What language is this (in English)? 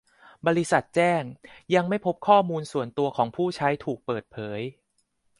Thai